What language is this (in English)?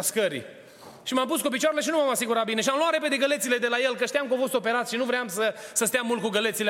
Romanian